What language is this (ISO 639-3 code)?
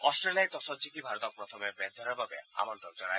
asm